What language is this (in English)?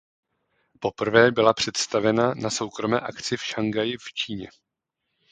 Czech